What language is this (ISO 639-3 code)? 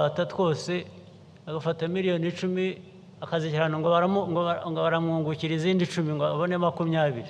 tur